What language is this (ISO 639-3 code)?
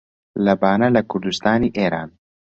ckb